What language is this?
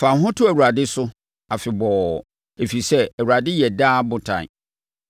Akan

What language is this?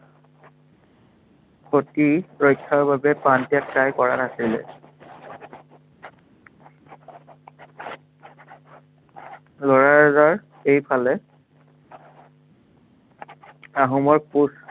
Assamese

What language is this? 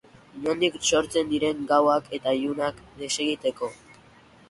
Basque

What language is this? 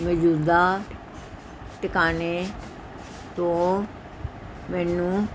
Punjabi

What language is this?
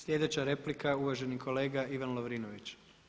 Croatian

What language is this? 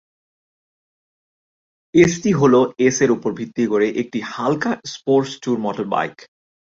Bangla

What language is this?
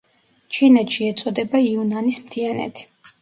Georgian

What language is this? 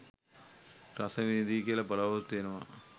Sinhala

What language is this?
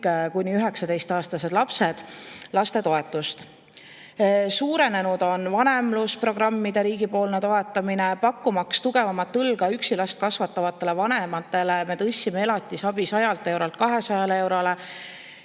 Estonian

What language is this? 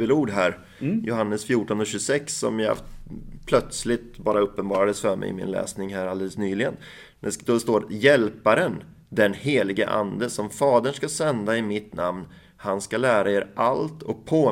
Swedish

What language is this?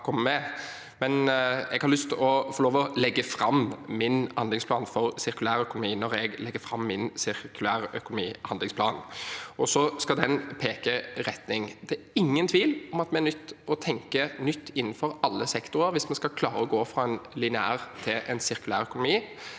Norwegian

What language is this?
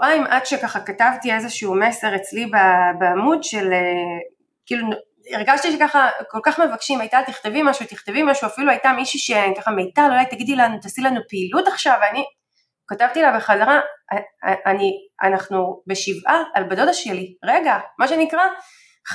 Hebrew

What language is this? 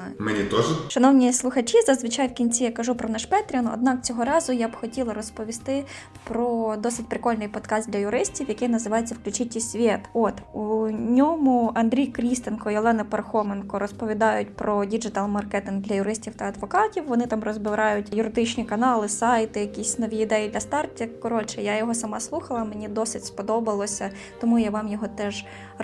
Ukrainian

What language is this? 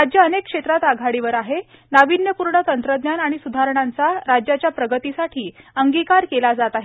Marathi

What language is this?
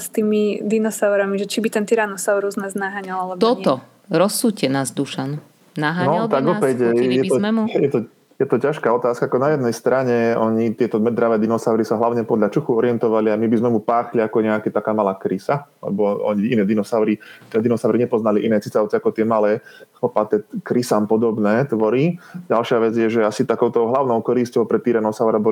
Slovak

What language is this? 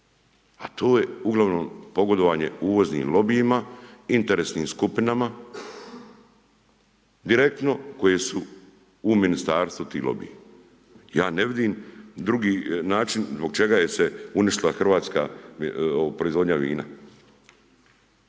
Croatian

